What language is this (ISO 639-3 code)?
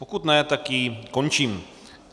ces